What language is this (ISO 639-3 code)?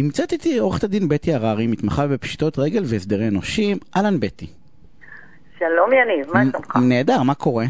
heb